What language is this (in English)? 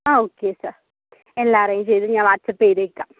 Malayalam